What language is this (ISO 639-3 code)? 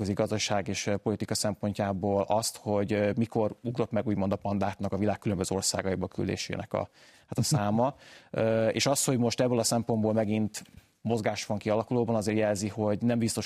hun